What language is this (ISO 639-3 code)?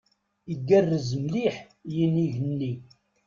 kab